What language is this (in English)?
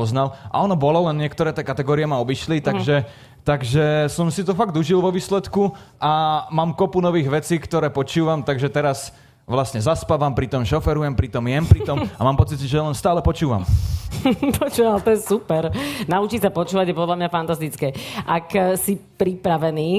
Slovak